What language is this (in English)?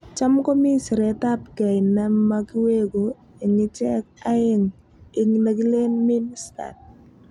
Kalenjin